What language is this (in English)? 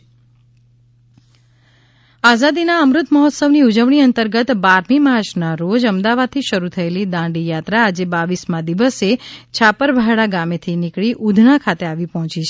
Gujarati